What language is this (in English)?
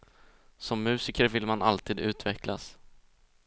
Swedish